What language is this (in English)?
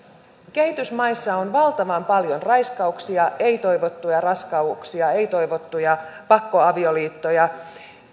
Finnish